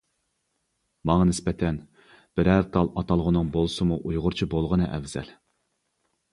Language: Uyghur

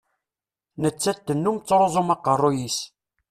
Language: Kabyle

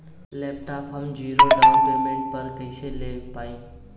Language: Bhojpuri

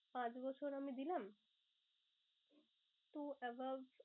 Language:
Bangla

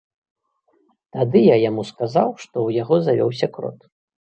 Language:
Belarusian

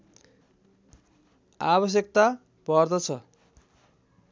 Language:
Nepali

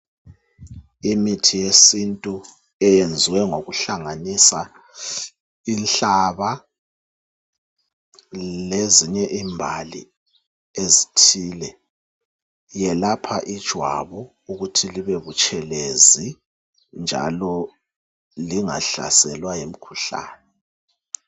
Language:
North Ndebele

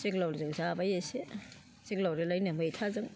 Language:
Bodo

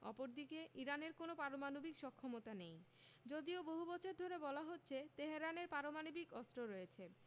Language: Bangla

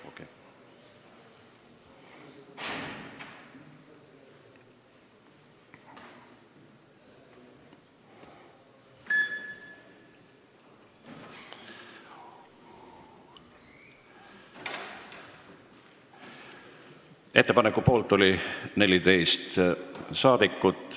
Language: Estonian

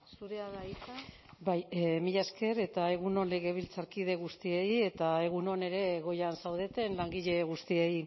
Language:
Basque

